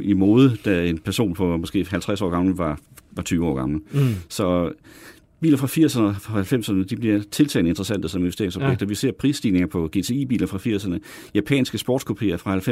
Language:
Danish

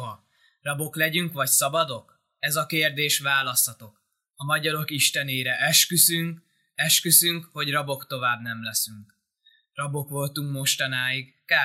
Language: Hungarian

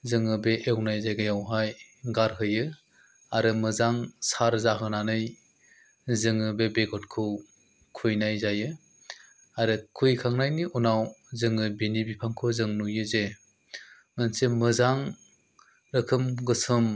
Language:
Bodo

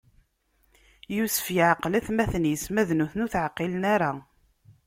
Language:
Kabyle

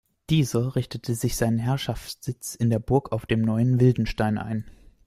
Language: German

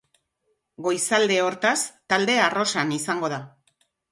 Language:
Basque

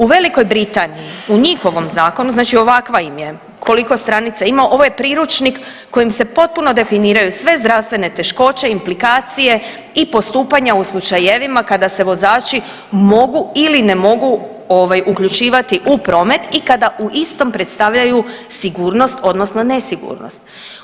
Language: Croatian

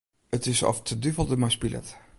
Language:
Western Frisian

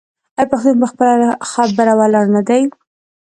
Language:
Pashto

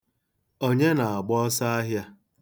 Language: Igbo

